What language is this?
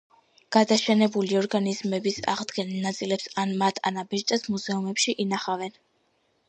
Georgian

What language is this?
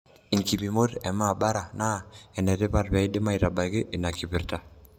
Masai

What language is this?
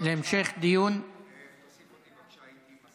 Hebrew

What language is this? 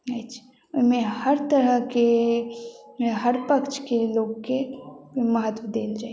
Maithili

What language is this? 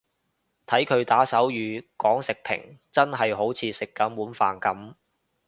Cantonese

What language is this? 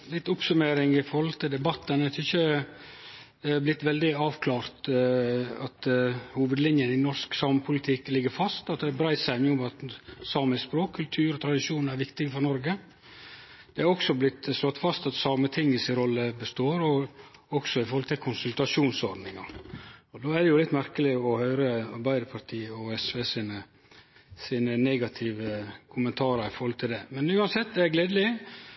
Norwegian Nynorsk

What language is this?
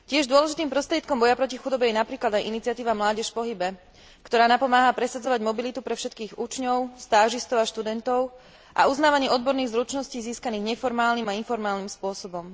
Slovak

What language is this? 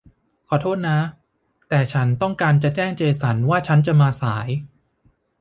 Thai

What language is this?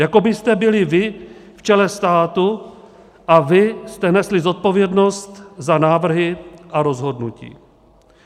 Czech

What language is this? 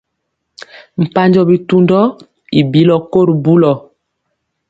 Mpiemo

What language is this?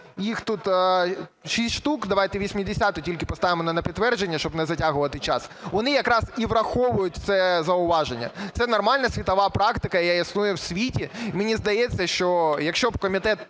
Ukrainian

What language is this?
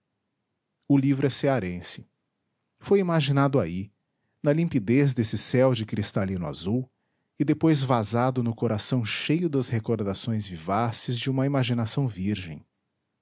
Portuguese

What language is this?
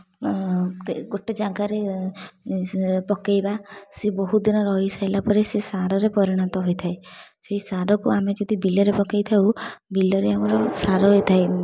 Odia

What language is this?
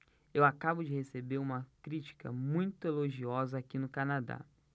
Portuguese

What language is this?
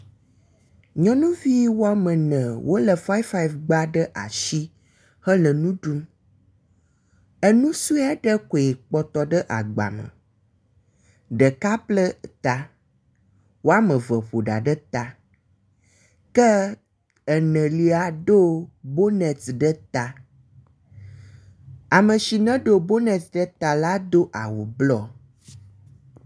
Ewe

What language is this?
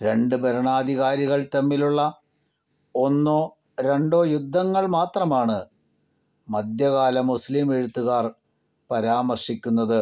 Malayalam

